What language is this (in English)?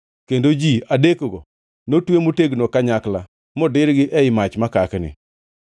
Luo (Kenya and Tanzania)